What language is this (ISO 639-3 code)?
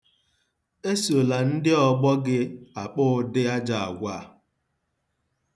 ibo